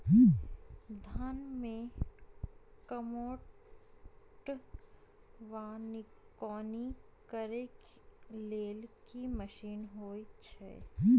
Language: Maithili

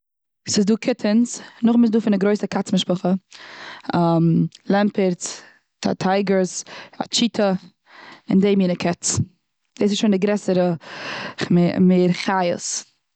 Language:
Yiddish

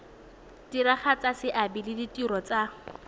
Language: Tswana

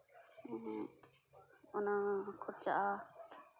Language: Santali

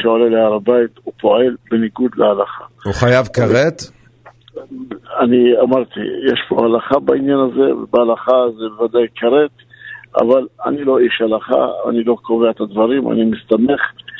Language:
Hebrew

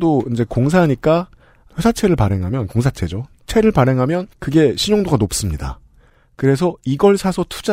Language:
Korean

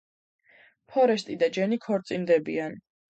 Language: Georgian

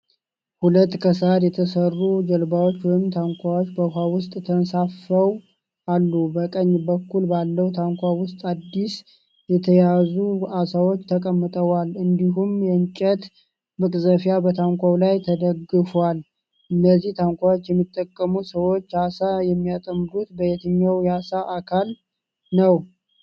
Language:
Amharic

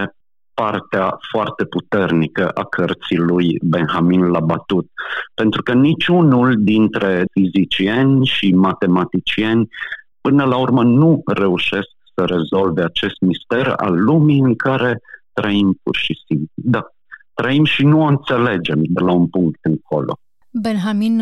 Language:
Romanian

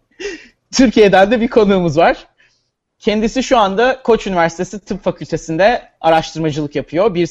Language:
Turkish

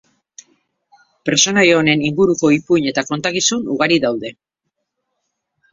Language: Basque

